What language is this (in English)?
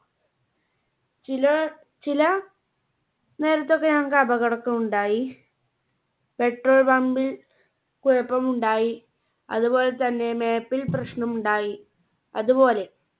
Malayalam